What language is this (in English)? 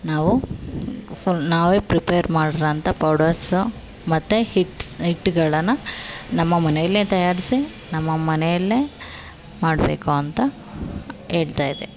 Kannada